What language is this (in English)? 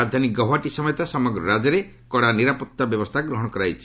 Odia